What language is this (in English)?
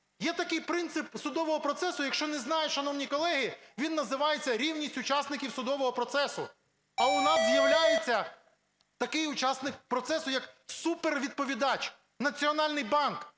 Ukrainian